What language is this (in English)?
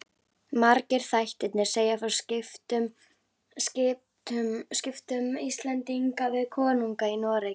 Icelandic